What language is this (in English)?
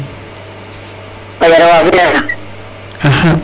Serer